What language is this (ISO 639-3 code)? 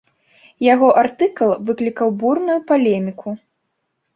bel